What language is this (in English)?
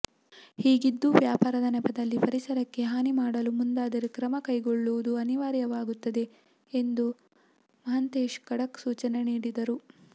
Kannada